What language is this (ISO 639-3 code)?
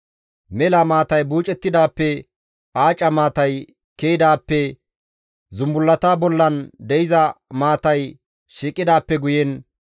gmv